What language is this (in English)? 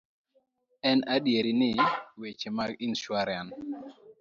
Luo (Kenya and Tanzania)